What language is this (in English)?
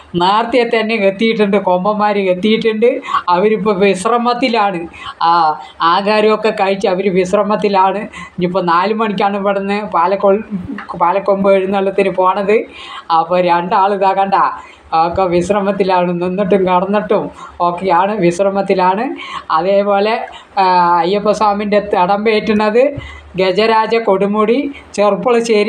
Malayalam